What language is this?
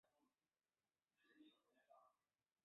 Chinese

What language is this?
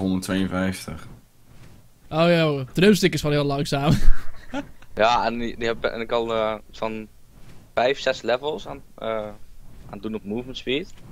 Dutch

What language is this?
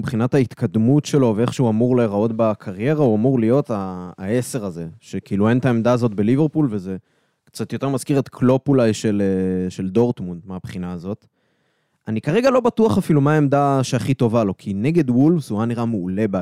Hebrew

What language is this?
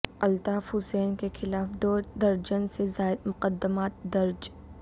Urdu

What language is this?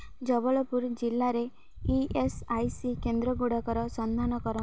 Odia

